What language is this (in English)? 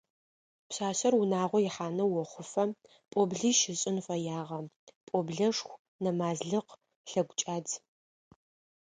Adyghe